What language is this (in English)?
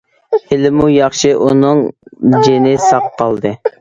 Uyghur